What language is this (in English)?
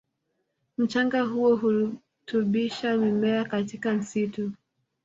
Swahili